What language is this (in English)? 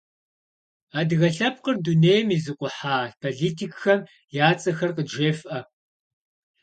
Kabardian